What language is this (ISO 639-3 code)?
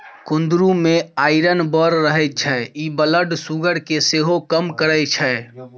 mai